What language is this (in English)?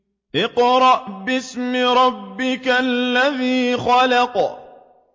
Arabic